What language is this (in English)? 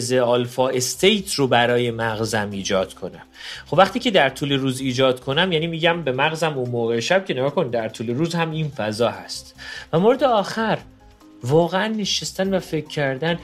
Persian